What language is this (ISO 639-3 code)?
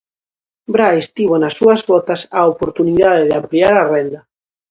glg